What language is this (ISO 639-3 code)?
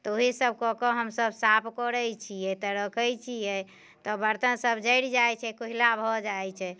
mai